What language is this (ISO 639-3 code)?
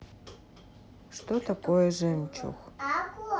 rus